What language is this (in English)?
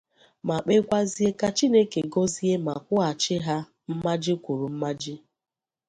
Igbo